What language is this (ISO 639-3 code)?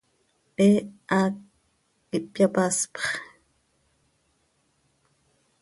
sei